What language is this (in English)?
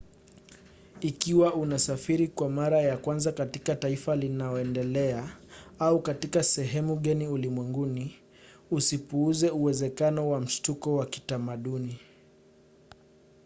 Swahili